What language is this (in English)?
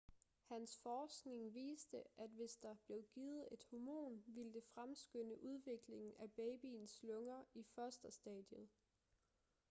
Danish